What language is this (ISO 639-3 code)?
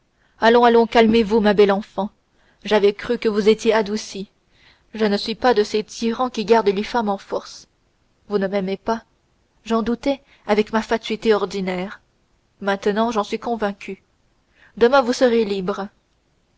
fra